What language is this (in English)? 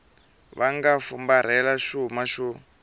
Tsonga